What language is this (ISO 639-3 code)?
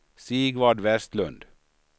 swe